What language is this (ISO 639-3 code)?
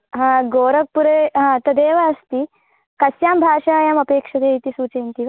san